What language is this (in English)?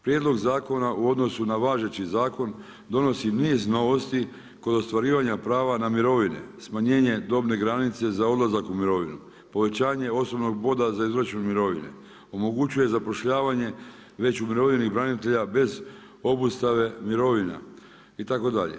Croatian